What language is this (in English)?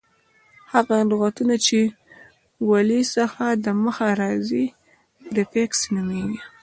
Pashto